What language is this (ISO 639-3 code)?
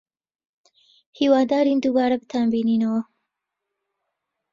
ckb